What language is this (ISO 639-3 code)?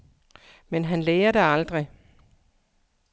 dan